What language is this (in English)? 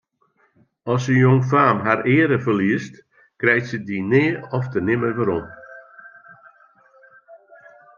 Western Frisian